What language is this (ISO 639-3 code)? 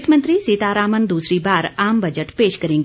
hin